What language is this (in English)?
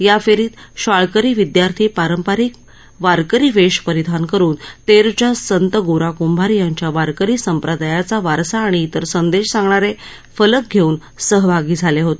Marathi